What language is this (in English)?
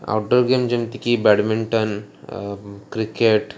Odia